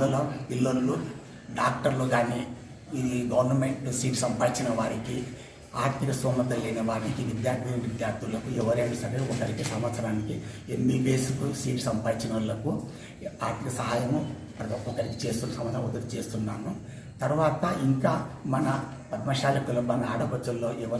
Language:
Hindi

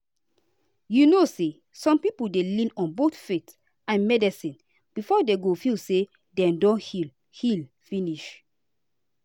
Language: Nigerian Pidgin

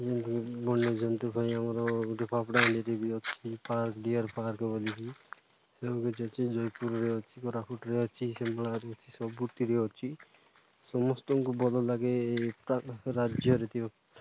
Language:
Odia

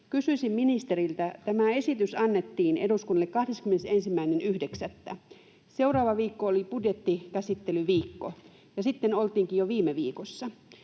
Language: Finnish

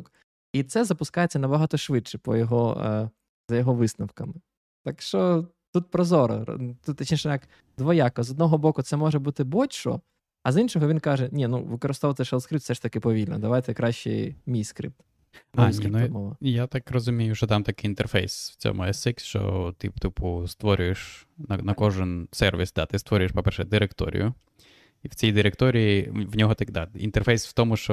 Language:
Ukrainian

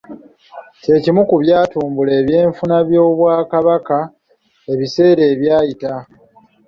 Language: Ganda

